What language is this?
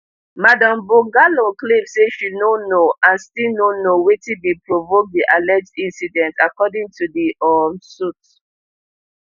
Nigerian Pidgin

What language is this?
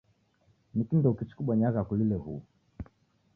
Taita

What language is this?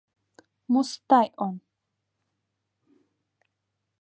Mari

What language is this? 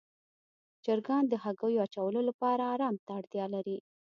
Pashto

